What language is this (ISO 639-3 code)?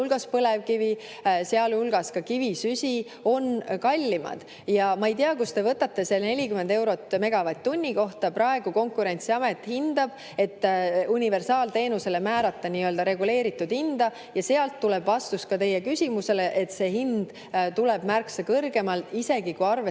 est